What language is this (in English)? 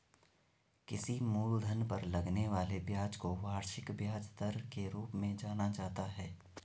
Hindi